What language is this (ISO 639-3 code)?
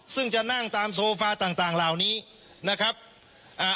tha